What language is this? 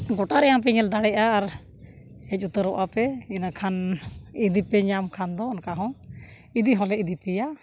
Santali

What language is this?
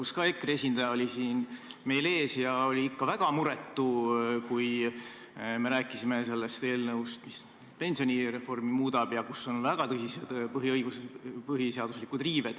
Estonian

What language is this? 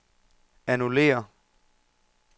Danish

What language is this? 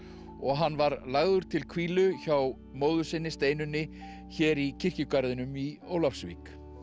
Icelandic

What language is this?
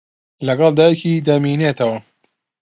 Central Kurdish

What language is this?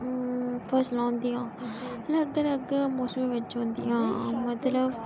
Dogri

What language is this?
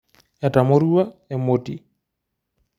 Masai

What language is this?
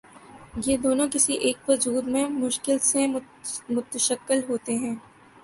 Urdu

